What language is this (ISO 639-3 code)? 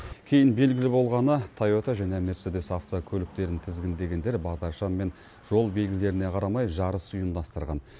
kaz